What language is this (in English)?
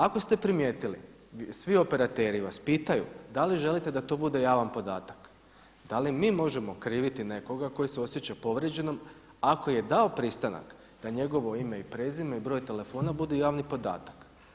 Croatian